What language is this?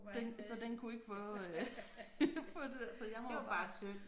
Danish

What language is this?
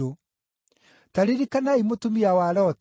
Kikuyu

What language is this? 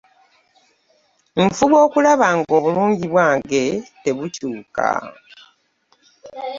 Ganda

